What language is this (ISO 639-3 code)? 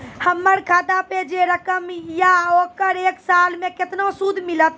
mai